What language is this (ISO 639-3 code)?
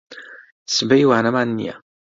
ckb